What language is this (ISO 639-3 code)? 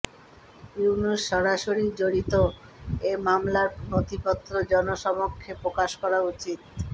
ben